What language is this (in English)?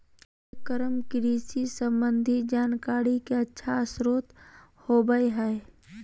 Magahi